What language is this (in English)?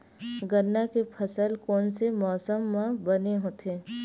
Chhattisgarhi